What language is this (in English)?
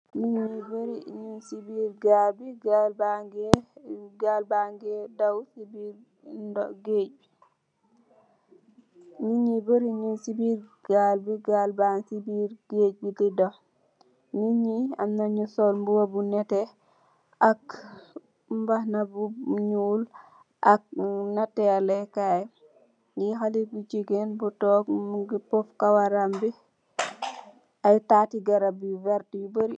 Wolof